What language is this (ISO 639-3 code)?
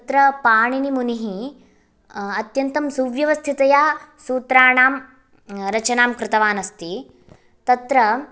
san